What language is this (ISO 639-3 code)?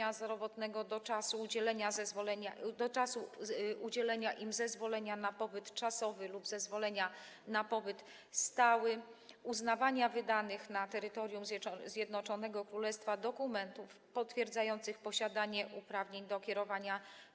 pol